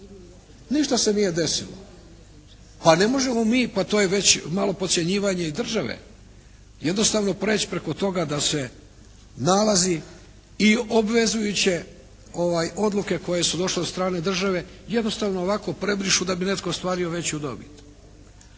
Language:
Croatian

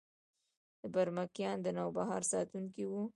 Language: Pashto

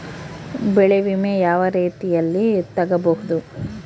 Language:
Kannada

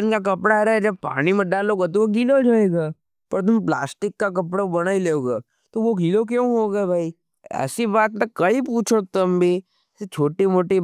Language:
Nimadi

